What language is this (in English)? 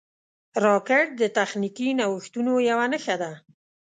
Pashto